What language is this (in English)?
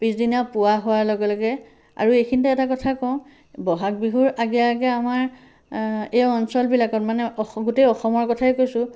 Assamese